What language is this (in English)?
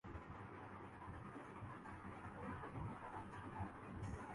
Urdu